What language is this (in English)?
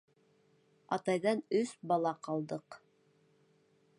Bashkir